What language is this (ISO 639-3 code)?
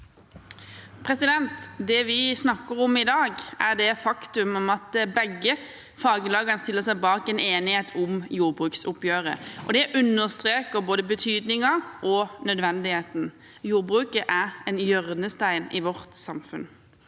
nor